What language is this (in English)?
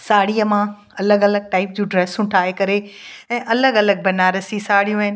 Sindhi